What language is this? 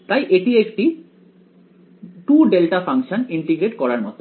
Bangla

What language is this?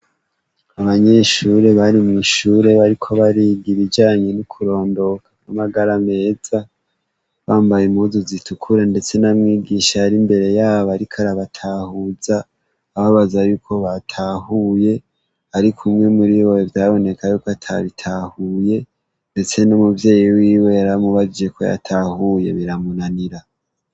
Rundi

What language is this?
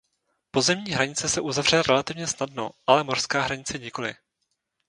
Czech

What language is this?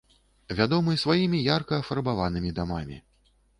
Belarusian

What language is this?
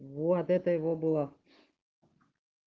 Russian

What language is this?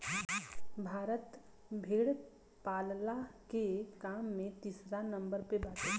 Bhojpuri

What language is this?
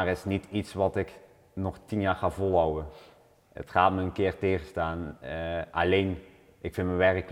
Dutch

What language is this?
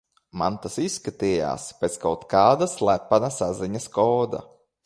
Latvian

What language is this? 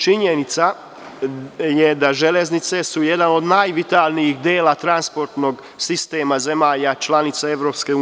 Serbian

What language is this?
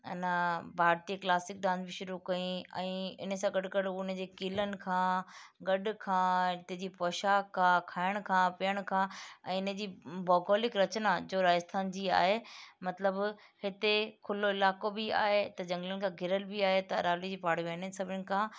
Sindhi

